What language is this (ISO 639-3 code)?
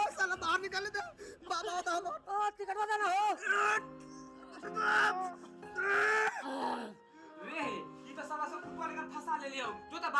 nep